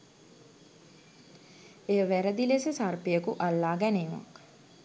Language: Sinhala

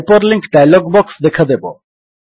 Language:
Odia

